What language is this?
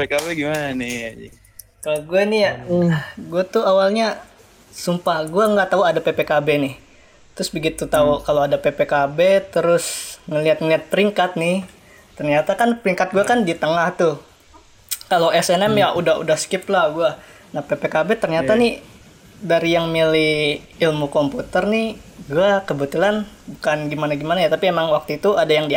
Indonesian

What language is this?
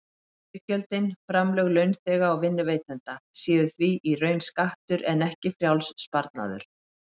Icelandic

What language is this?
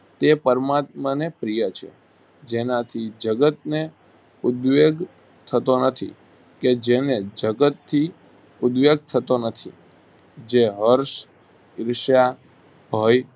Gujarati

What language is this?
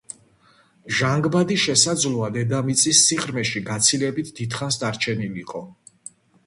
Georgian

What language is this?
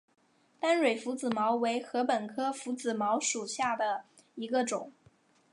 Chinese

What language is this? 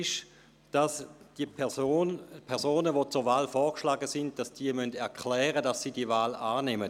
Swiss German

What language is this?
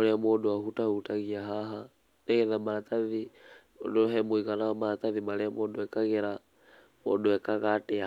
Kikuyu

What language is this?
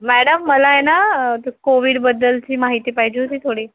Marathi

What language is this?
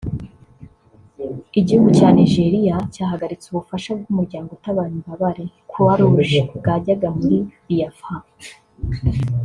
Kinyarwanda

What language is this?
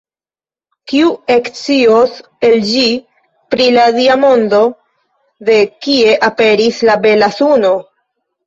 Esperanto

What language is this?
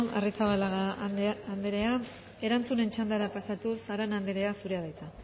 Basque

